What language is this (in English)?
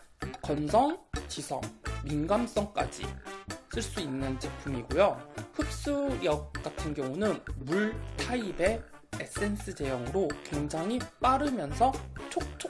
Korean